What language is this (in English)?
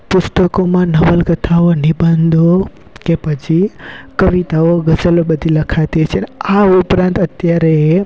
Gujarati